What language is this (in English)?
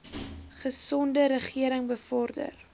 Afrikaans